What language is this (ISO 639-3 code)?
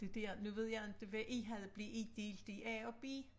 dan